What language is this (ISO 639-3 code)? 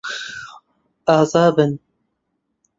ckb